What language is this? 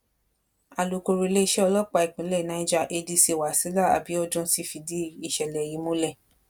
Yoruba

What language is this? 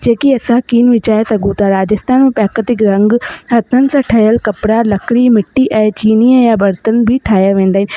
Sindhi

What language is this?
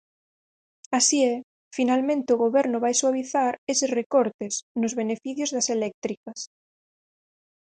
Galician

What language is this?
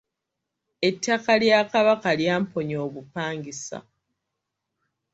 Ganda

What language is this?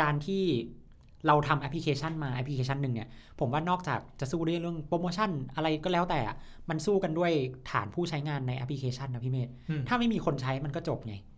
Thai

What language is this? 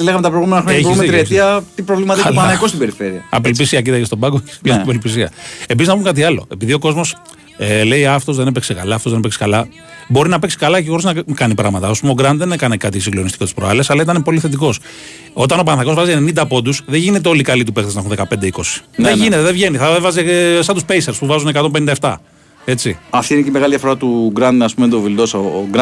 Greek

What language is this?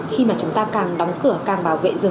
Vietnamese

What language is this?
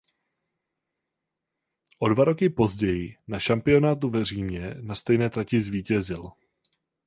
Czech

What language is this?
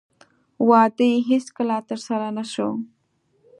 Pashto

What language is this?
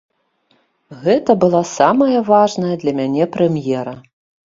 Belarusian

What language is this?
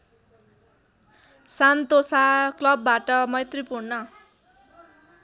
Nepali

